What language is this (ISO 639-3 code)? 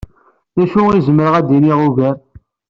kab